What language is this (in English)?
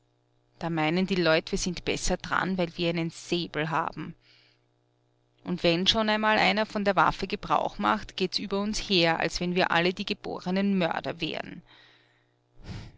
German